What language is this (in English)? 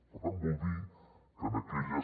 Catalan